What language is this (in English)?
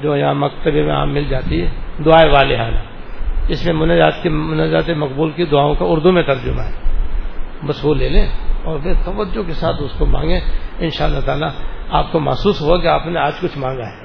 Urdu